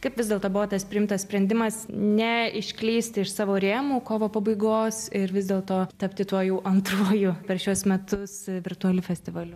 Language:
Lithuanian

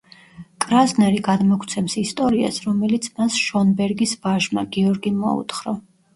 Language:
Georgian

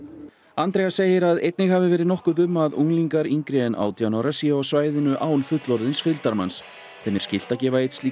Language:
Icelandic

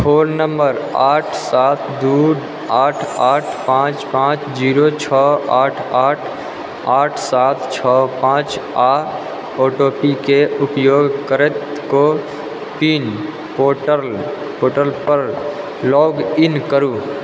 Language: Maithili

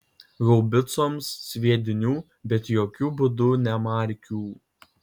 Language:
Lithuanian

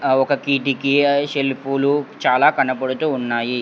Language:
Telugu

